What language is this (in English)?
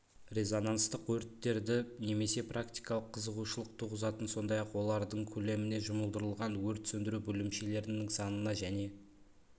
Kazakh